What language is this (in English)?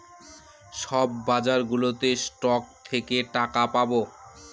Bangla